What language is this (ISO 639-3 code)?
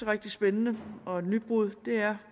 dan